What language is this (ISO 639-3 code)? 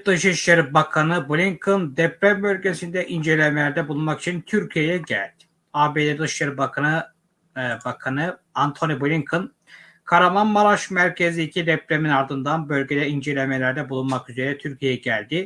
tur